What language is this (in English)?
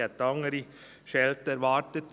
Swiss German